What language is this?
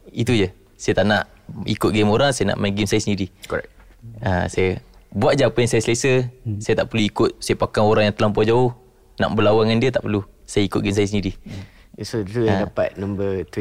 Malay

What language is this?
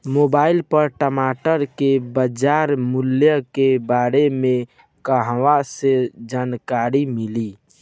Bhojpuri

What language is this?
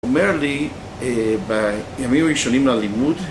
Hebrew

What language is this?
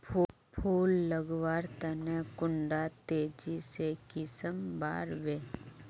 Magahi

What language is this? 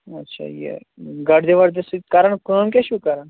Kashmiri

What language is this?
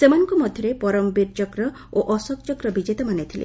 Odia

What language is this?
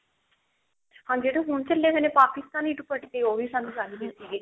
Punjabi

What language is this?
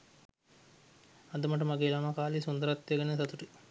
Sinhala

